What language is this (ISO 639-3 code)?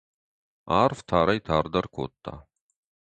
oss